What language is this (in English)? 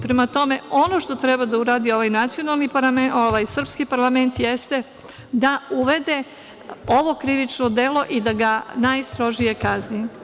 Serbian